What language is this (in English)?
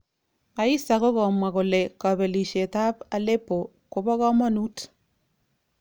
Kalenjin